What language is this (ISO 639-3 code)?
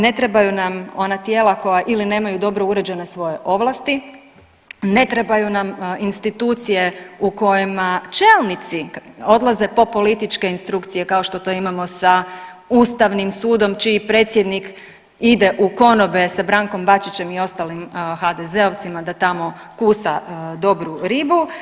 hrv